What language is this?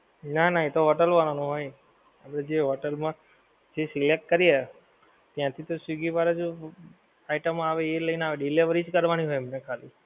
Gujarati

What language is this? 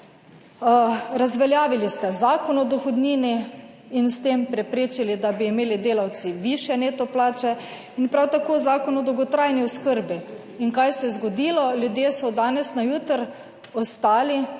Slovenian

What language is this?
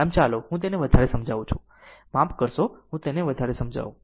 Gujarati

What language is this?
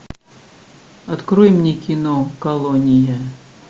Russian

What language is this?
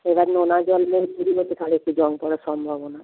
Bangla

